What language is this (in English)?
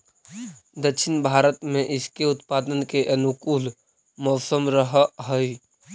Magahi